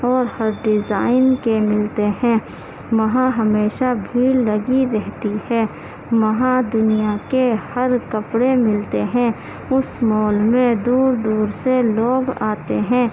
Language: Urdu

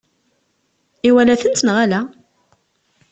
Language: Kabyle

